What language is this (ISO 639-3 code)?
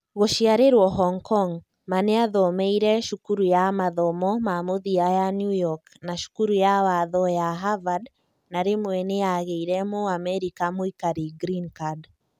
kik